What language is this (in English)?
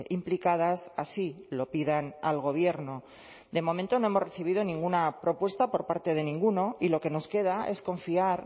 Spanish